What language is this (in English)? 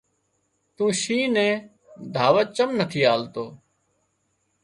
Wadiyara Koli